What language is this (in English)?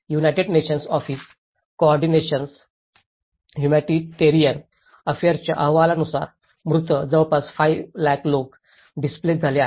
Marathi